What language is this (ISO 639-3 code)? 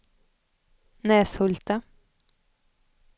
swe